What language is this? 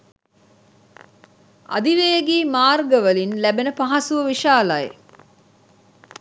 Sinhala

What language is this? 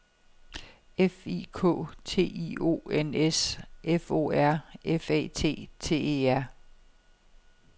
Danish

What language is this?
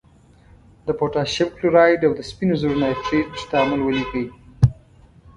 Pashto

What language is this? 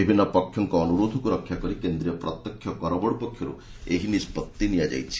Odia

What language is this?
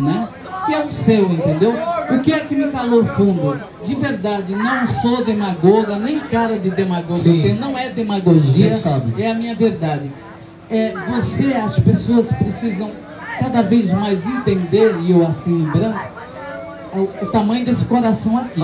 Portuguese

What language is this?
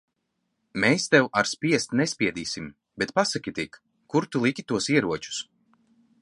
Latvian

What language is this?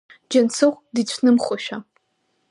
Abkhazian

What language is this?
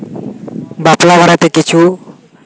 Santali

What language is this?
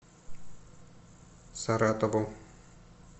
Russian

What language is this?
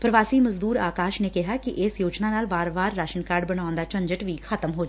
Punjabi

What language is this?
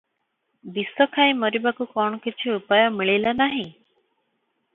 Odia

